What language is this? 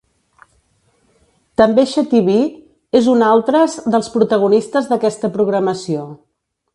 Catalan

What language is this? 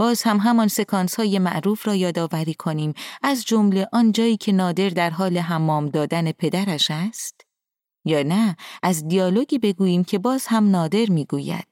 Persian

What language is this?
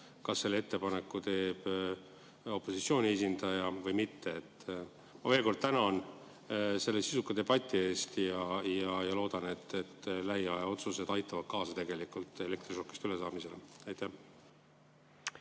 Estonian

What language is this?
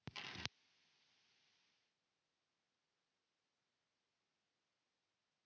Finnish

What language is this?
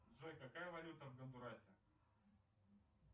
Russian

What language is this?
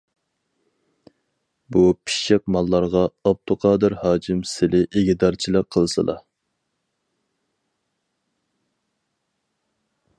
Uyghur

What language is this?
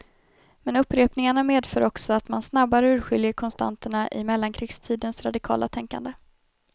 Swedish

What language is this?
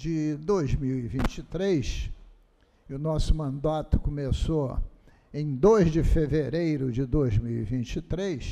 Portuguese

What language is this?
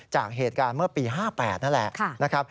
Thai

